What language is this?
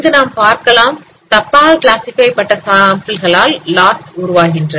Tamil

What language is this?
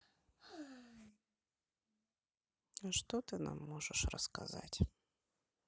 Russian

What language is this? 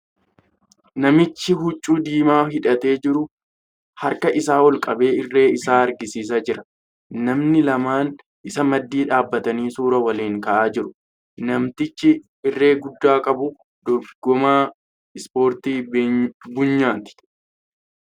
Oromo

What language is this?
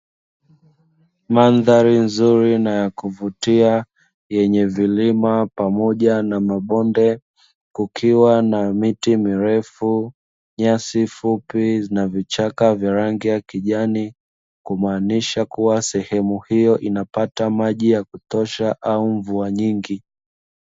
Swahili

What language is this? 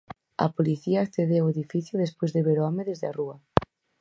Galician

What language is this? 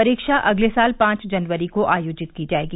Hindi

